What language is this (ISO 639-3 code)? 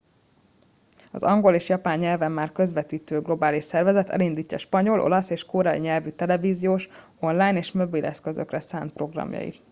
hun